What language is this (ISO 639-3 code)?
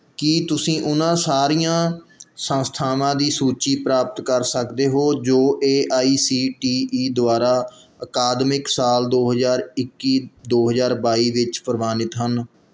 pan